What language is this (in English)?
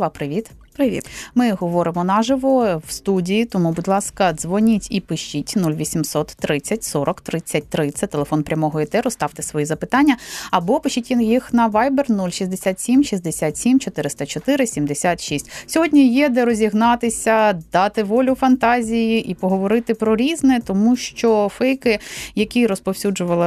Ukrainian